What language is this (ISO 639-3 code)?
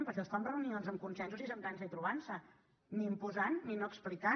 cat